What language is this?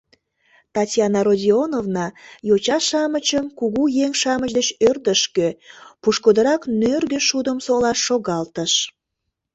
Mari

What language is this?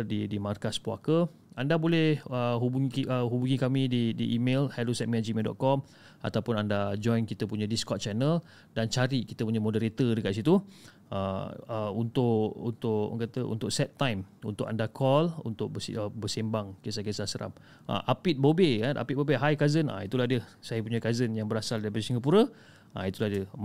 Malay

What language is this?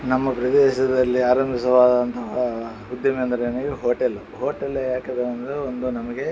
Kannada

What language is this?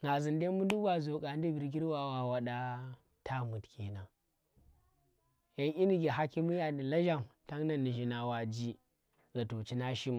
Tera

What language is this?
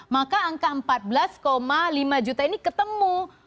Indonesian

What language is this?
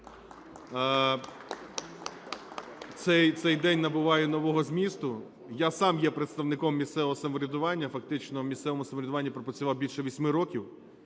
Ukrainian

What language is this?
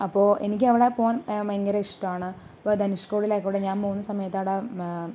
Malayalam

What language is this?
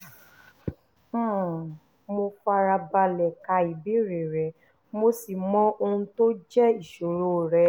Yoruba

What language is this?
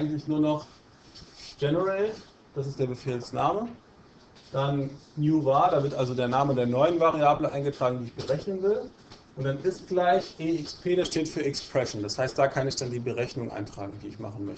German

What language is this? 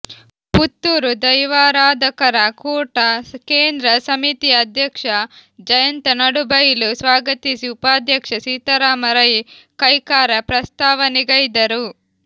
Kannada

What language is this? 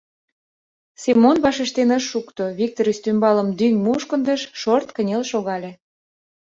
Mari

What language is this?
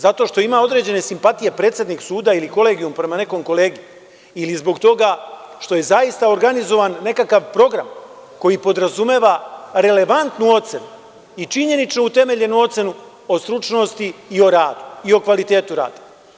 Serbian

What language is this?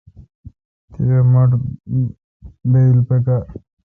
Kalkoti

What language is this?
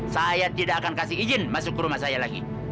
Indonesian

